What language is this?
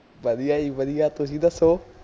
Punjabi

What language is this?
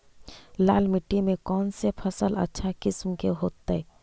Magahi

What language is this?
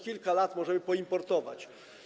Polish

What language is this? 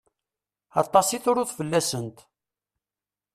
Kabyle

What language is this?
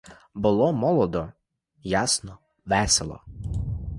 Ukrainian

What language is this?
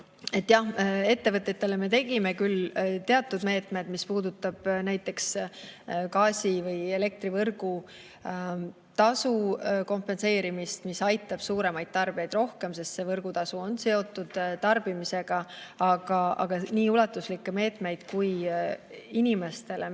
Estonian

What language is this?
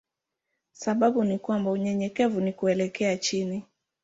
Swahili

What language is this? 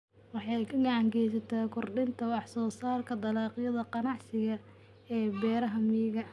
Somali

